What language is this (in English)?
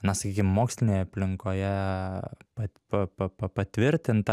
Lithuanian